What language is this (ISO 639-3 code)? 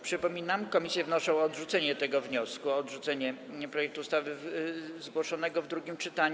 pol